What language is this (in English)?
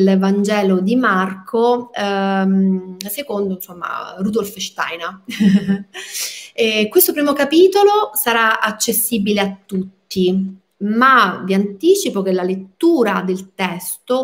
Italian